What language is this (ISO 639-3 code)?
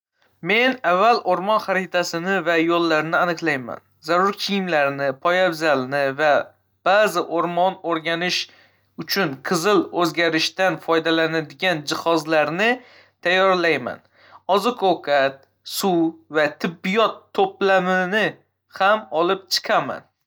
uzb